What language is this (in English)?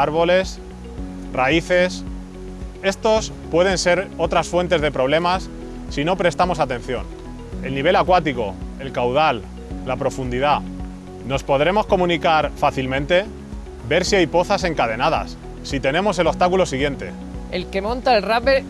Spanish